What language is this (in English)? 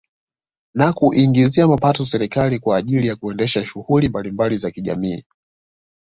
Swahili